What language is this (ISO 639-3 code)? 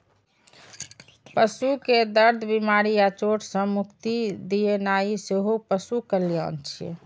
mai